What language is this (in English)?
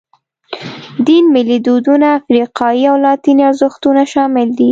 Pashto